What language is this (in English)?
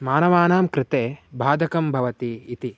Sanskrit